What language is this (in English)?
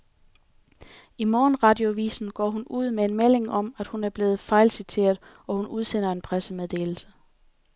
Danish